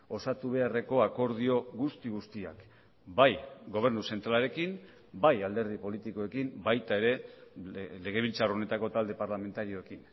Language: Basque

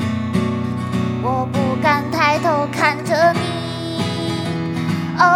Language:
Chinese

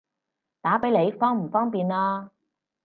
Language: Cantonese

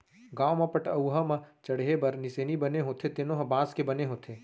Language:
Chhattisgarhi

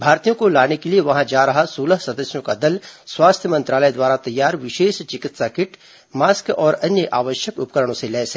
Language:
Hindi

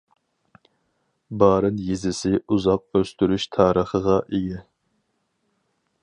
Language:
Uyghur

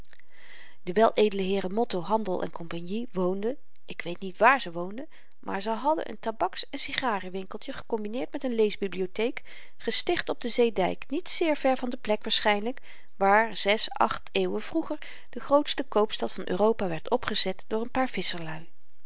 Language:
Dutch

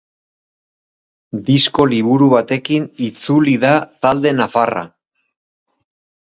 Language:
Basque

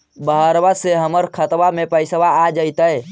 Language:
Magahi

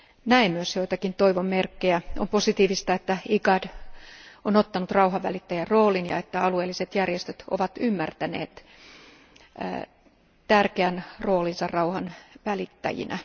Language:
Finnish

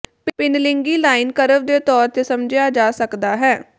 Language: Punjabi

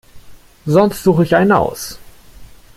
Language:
German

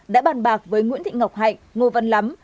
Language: Vietnamese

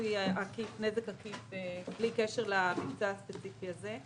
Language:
Hebrew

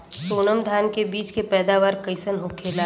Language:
Bhojpuri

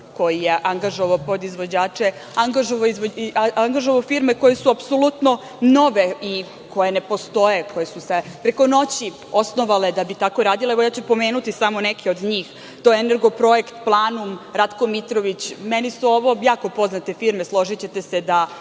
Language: Serbian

